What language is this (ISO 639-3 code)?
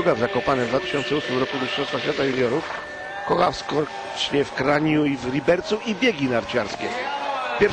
pol